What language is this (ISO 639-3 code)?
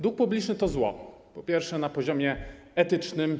pol